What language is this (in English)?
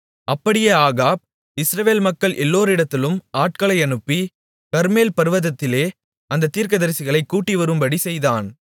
Tamil